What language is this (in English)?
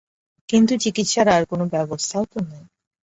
Bangla